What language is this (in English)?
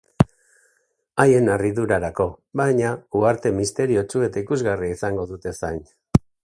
Basque